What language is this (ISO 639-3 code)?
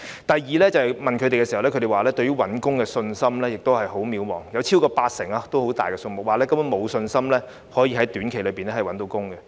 yue